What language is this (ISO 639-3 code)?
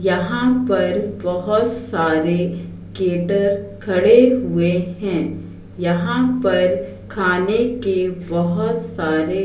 hin